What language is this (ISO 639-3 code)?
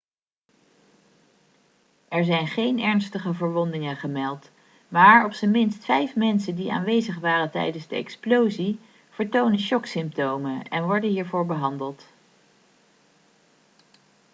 nld